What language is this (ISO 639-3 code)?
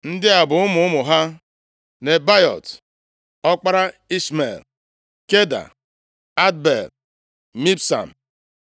ibo